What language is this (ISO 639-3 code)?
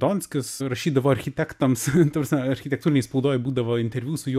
lit